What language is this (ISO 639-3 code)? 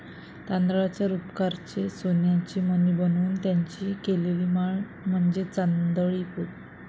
mar